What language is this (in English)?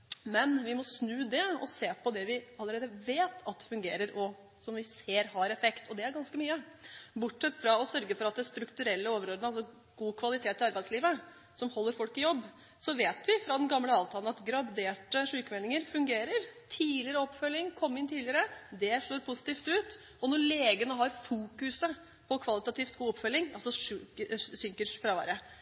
Norwegian Bokmål